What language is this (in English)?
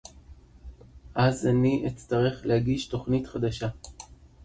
Hebrew